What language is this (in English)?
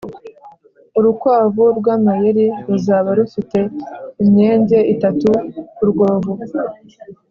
Kinyarwanda